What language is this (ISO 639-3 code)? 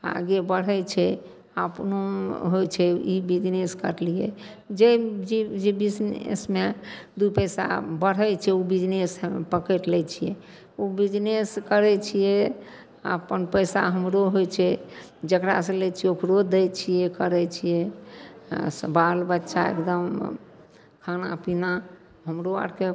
mai